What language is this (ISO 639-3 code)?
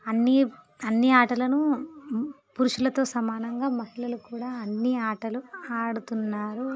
tel